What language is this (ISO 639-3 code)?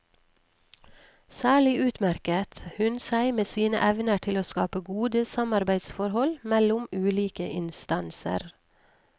nor